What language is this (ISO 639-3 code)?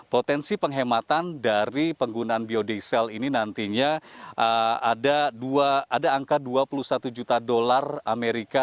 ind